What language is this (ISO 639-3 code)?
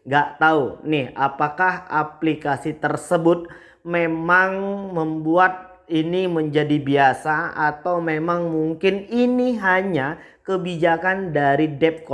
ind